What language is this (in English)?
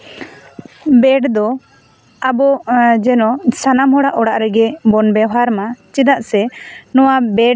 Santali